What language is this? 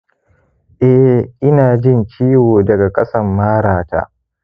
Hausa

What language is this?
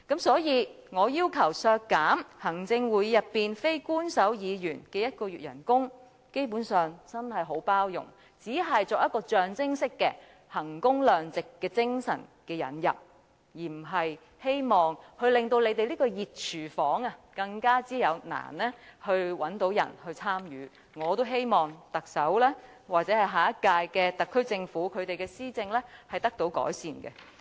Cantonese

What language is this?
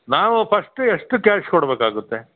Kannada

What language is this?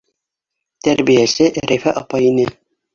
Bashkir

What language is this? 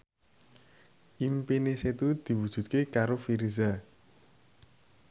Javanese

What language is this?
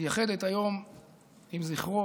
Hebrew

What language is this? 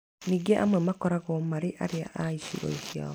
Kikuyu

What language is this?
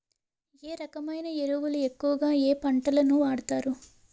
Telugu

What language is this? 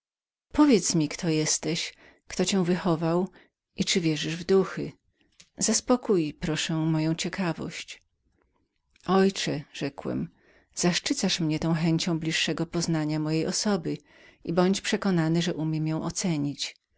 Polish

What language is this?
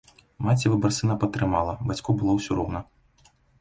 Belarusian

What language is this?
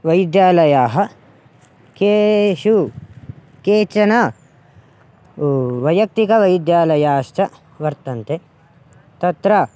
Sanskrit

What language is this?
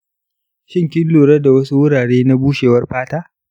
Hausa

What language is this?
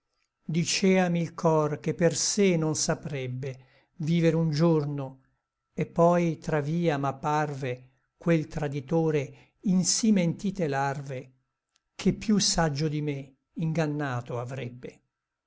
Italian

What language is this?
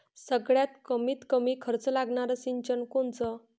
Marathi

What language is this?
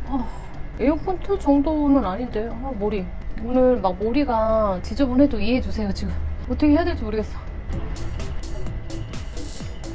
Korean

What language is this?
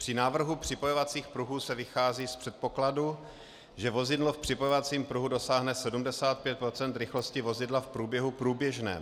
Czech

